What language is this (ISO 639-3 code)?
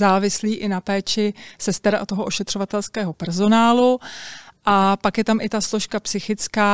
ces